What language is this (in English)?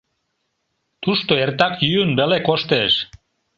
Mari